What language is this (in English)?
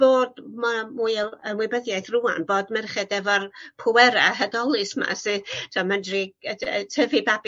Welsh